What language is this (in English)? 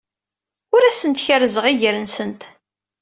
Kabyle